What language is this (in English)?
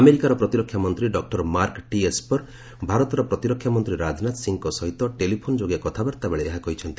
Odia